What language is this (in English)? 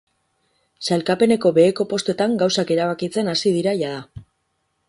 Basque